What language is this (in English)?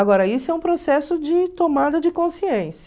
Portuguese